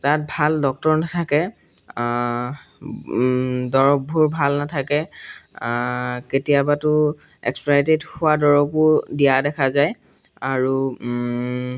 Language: Assamese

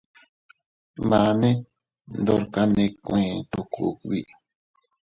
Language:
Teutila Cuicatec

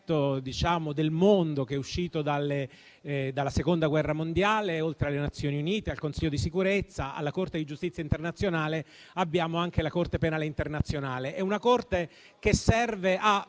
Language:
Italian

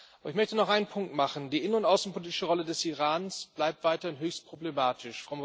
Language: German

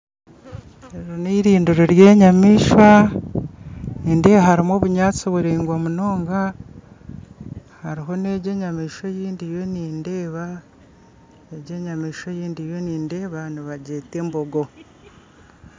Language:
Nyankole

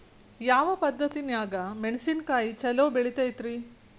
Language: Kannada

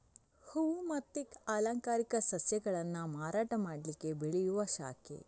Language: Kannada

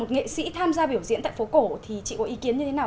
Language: Vietnamese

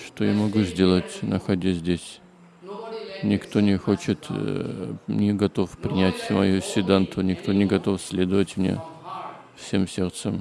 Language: Russian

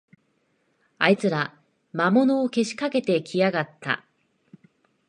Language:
Japanese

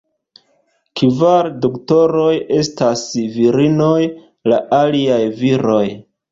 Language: Esperanto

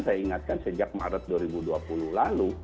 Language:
Indonesian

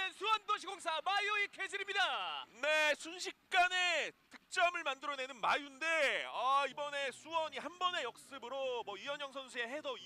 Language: Korean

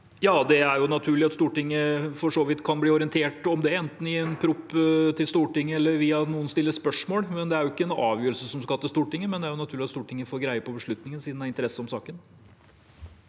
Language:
Norwegian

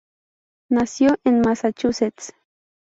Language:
Spanish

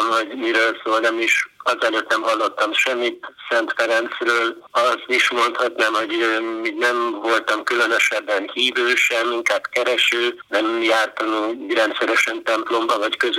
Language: Hungarian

